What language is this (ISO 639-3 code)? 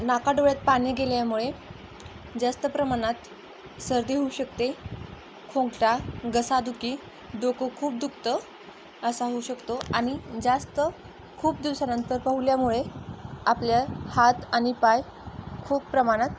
mar